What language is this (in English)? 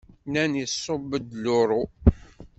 Kabyle